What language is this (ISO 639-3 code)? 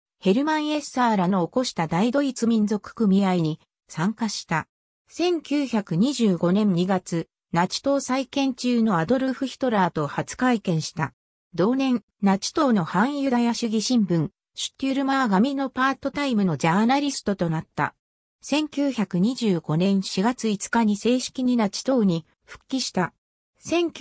jpn